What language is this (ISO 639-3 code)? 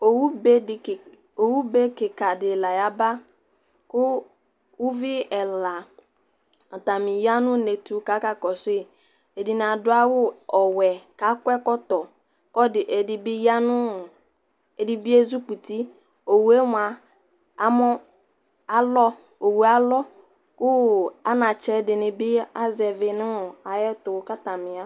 kpo